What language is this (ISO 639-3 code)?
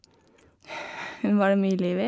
nor